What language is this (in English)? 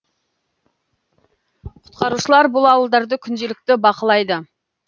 Kazakh